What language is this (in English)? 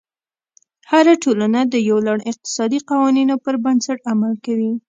Pashto